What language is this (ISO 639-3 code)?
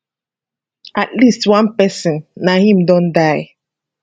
pcm